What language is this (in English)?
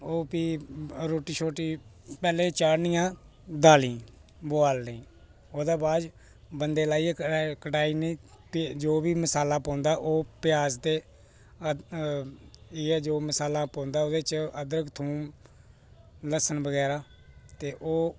Dogri